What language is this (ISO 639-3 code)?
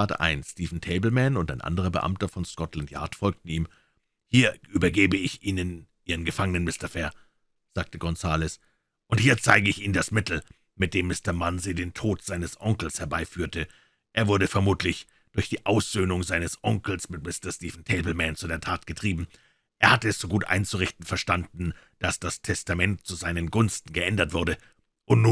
deu